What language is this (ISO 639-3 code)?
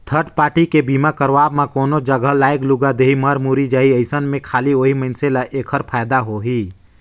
hne